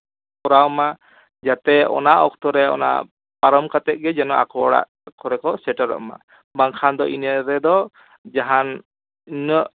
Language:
Santali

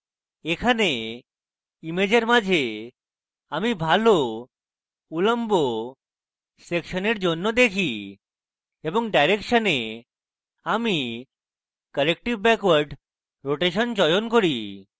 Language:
Bangla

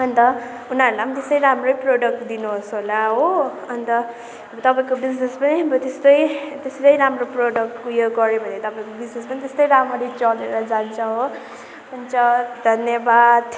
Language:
Nepali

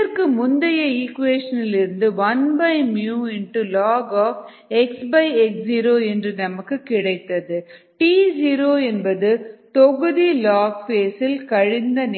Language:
Tamil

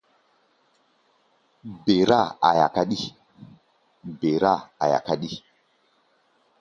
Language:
Gbaya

